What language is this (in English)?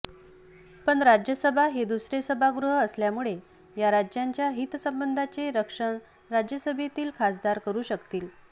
Marathi